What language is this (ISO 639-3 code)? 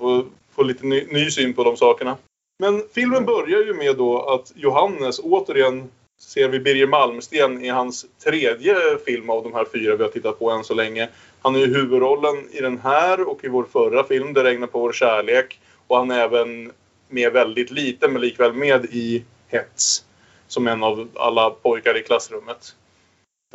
swe